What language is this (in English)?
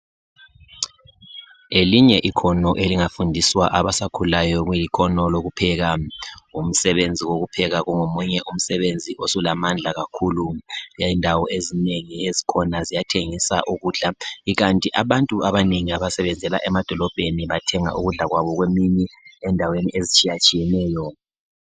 North Ndebele